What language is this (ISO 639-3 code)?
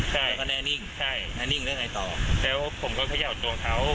tha